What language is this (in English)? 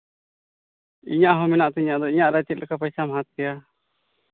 Santali